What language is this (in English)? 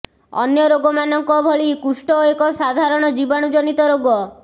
Odia